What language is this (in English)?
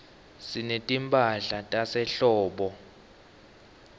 Swati